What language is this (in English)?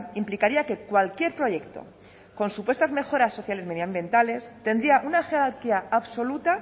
Spanish